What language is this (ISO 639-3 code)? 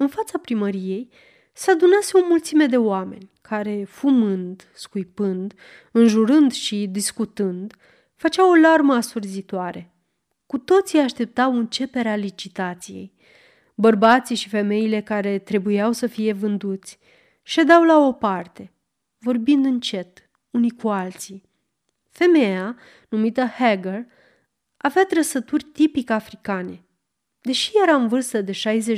ron